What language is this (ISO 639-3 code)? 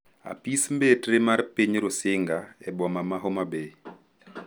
luo